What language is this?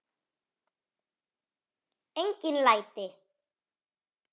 Icelandic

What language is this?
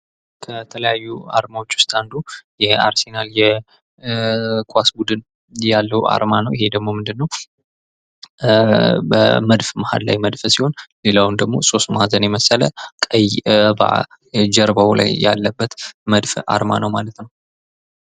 Amharic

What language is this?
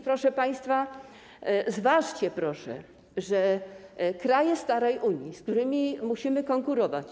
Polish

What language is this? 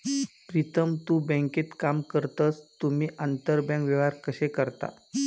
Marathi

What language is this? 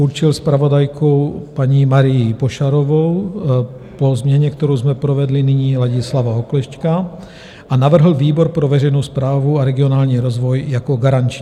Czech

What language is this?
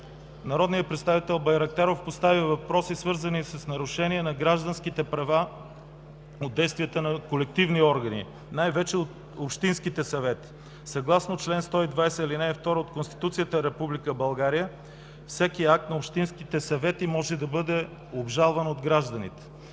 Bulgarian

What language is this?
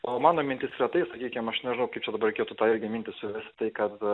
Lithuanian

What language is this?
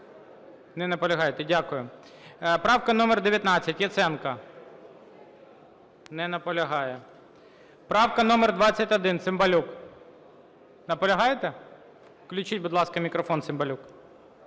Ukrainian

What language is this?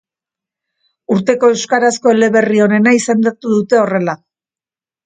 Basque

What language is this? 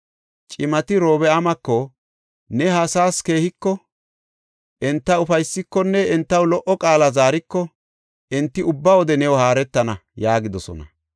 Gofa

